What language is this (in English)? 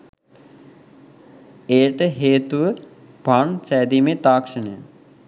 Sinhala